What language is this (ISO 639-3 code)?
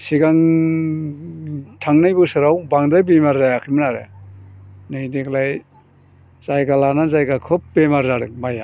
brx